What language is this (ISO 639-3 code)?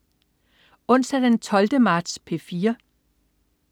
dan